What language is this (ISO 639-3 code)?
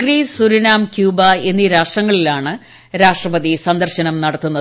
mal